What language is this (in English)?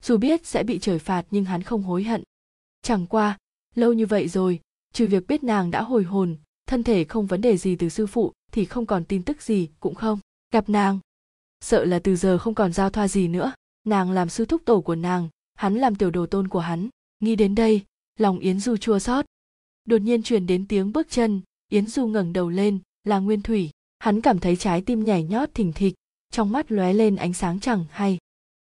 Vietnamese